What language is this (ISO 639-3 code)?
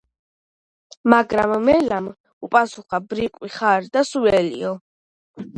kat